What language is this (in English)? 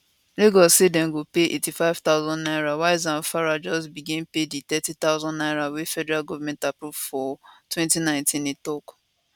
Nigerian Pidgin